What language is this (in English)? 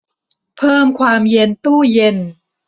Thai